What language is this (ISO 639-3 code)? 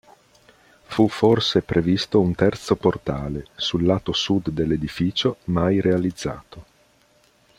ita